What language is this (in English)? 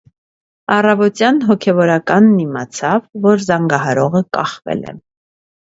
Armenian